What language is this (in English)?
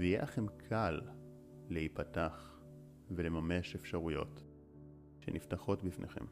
Hebrew